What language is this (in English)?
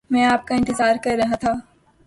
Urdu